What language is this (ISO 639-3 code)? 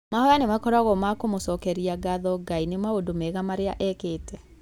kik